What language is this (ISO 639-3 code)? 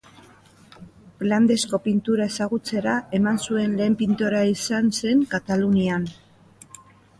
eus